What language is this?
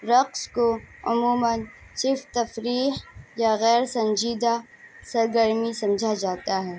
Urdu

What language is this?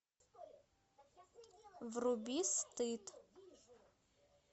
Russian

